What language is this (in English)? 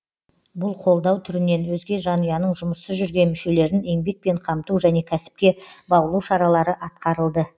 Kazakh